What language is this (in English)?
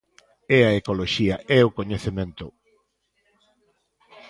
Galician